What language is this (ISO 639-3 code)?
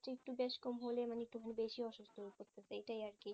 ben